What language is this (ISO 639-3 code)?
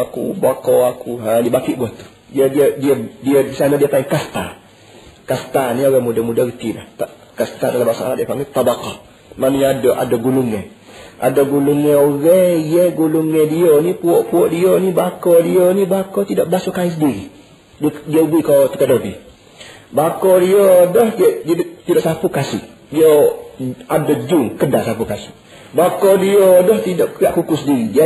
msa